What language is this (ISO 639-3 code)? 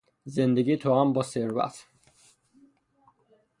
fas